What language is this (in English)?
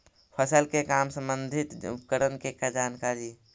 Magahi